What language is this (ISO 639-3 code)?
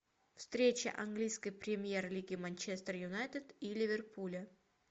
rus